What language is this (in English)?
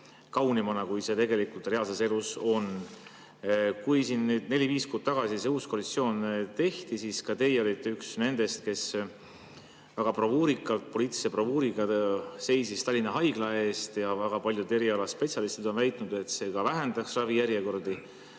Estonian